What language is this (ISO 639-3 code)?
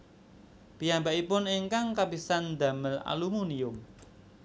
jav